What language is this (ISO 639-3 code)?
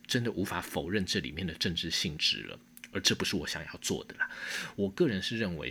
zho